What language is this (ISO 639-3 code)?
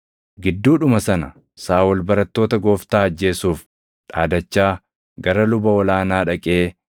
orm